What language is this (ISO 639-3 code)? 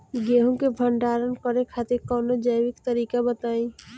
bho